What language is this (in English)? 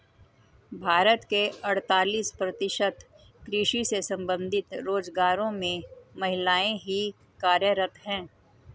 Hindi